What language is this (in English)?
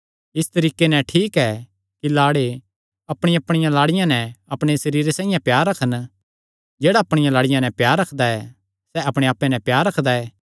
Kangri